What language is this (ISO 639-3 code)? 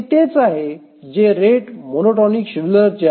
mar